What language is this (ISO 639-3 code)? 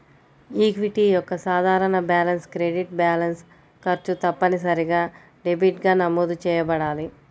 tel